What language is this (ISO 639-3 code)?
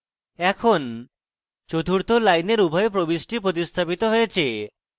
ben